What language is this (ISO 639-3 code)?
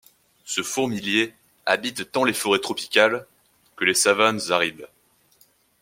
fra